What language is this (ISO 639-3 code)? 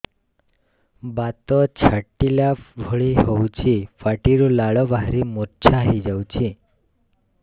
ori